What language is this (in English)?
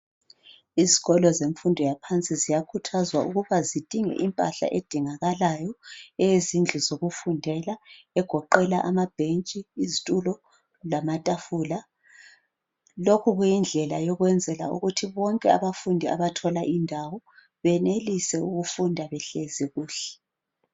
North Ndebele